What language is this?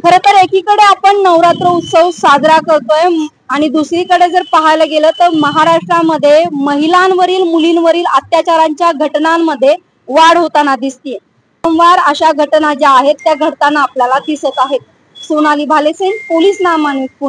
Marathi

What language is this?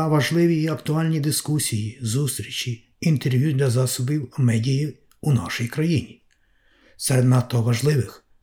Ukrainian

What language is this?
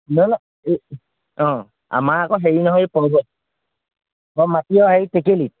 Assamese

